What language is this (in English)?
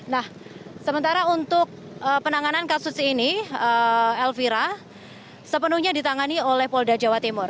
Indonesian